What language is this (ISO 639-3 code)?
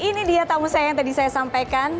ind